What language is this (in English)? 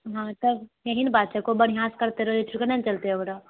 Maithili